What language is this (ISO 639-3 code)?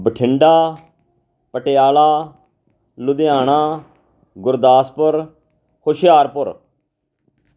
pan